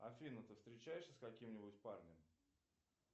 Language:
Russian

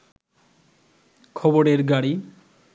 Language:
Bangla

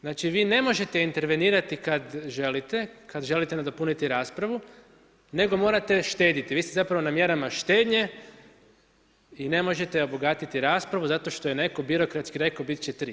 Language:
Croatian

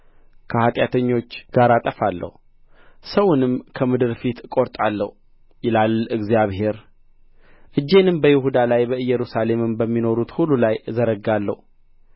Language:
Amharic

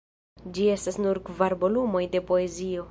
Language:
Esperanto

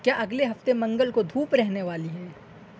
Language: Urdu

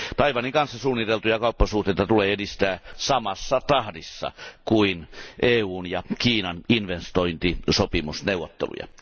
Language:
Finnish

